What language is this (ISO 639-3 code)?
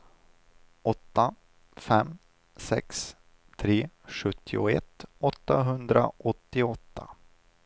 swe